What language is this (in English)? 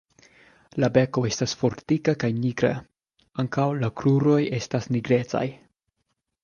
Esperanto